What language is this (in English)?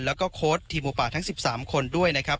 Thai